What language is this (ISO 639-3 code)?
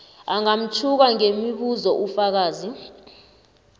nbl